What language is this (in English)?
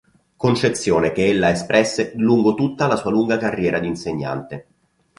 Italian